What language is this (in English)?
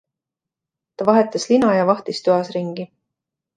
Estonian